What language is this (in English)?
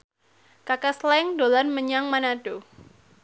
Javanese